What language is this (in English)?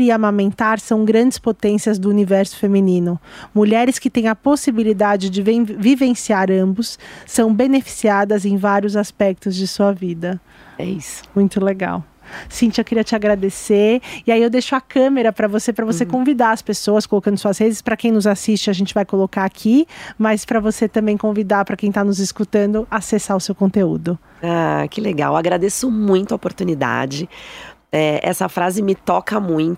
Portuguese